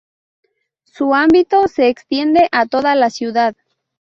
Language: Spanish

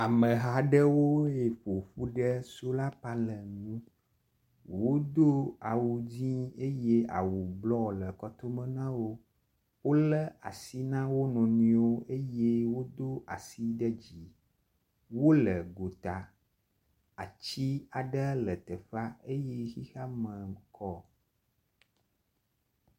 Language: Ewe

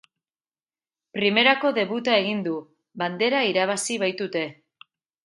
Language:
Basque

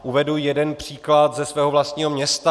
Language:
Czech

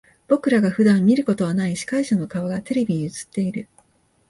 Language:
Japanese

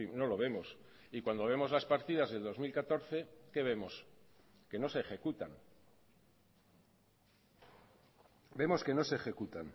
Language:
Spanish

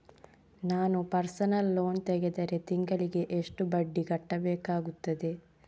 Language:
Kannada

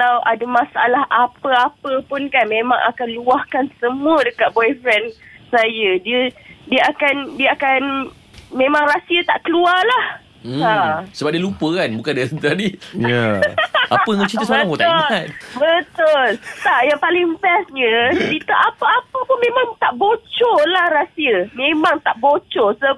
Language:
Malay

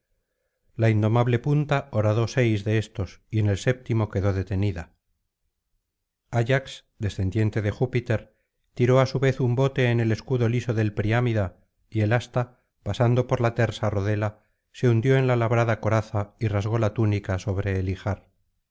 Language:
Spanish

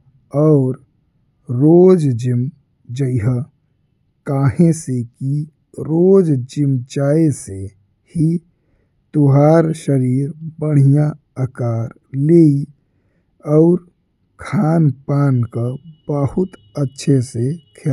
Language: Bhojpuri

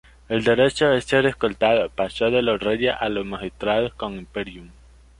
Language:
Spanish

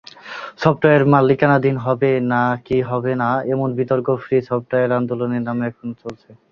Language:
Bangla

